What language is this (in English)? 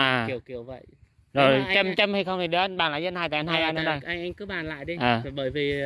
Vietnamese